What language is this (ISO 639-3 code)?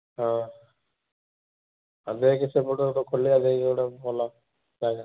ori